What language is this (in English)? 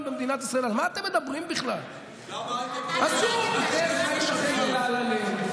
Hebrew